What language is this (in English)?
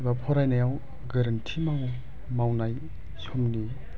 Bodo